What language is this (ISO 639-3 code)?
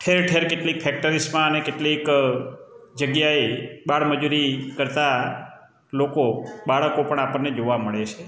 guj